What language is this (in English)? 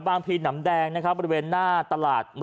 Thai